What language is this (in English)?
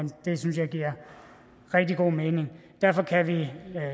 Danish